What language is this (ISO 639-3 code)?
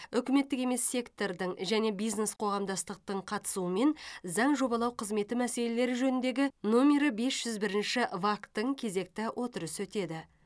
kaz